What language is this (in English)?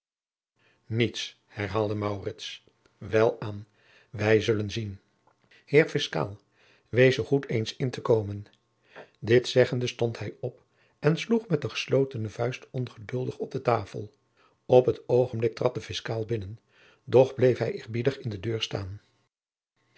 Dutch